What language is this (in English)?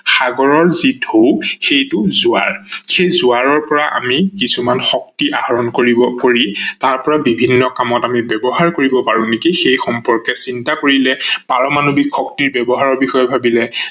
Assamese